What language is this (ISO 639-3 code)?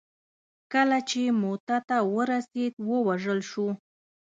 pus